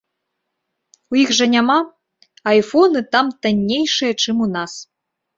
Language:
Belarusian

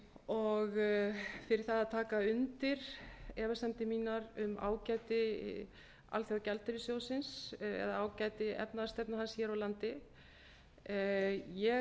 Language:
Icelandic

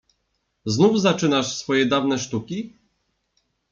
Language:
Polish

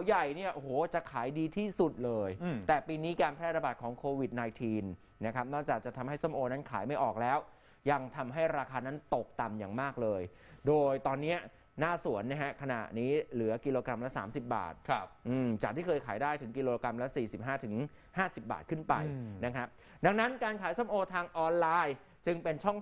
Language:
Thai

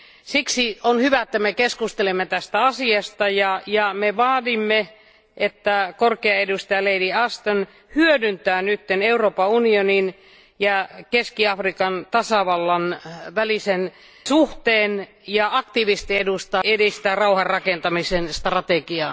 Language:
Finnish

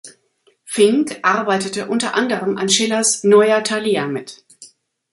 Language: German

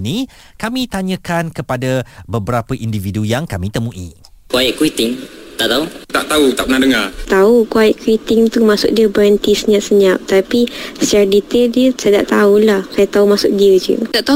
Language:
Malay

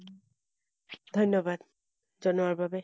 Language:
Assamese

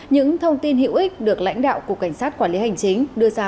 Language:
Vietnamese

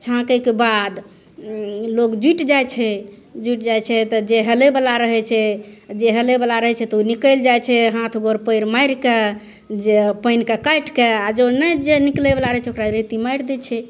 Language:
Maithili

